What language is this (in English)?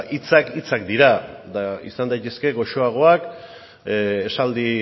Basque